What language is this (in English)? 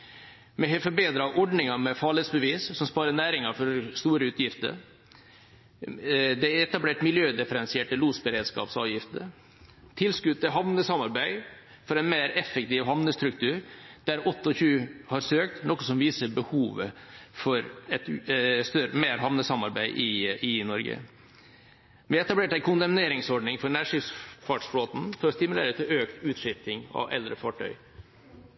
Norwegian Bokmål